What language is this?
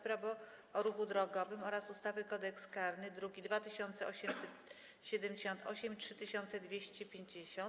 Polish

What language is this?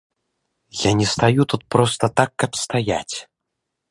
Belarusian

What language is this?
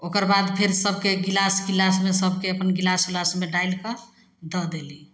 Maithili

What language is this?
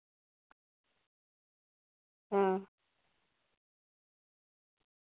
Santali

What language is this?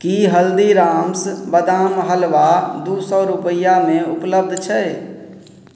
Maithili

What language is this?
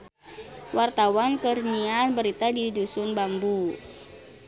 Sundanese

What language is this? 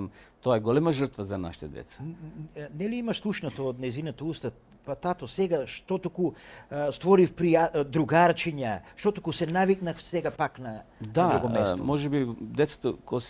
Macedonian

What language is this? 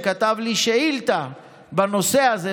Hebrew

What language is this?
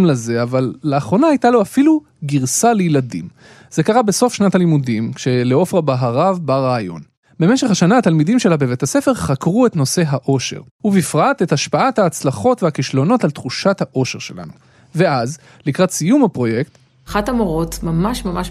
Hebrew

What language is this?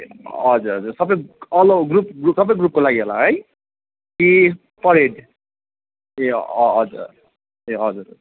Nepali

